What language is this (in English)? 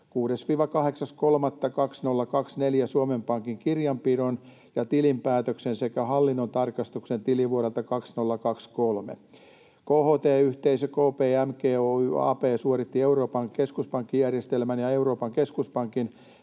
Finnish